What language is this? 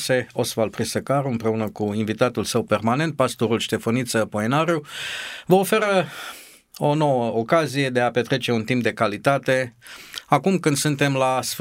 Romanian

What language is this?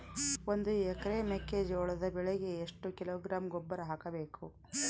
Kannada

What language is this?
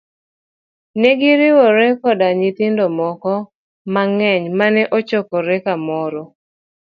Luo (Kenya and Tanzania)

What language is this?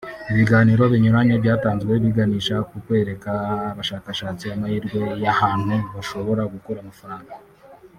Kinyarwanda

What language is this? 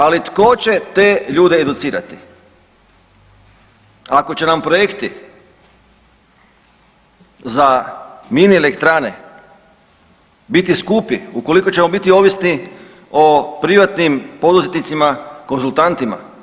Croatian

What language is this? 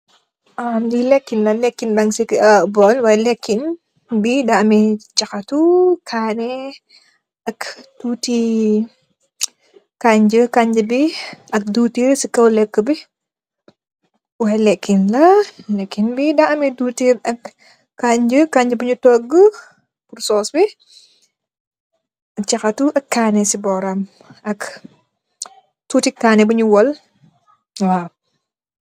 Wolof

